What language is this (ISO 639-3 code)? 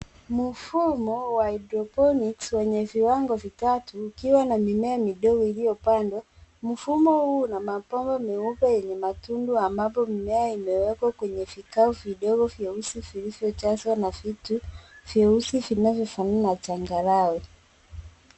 swa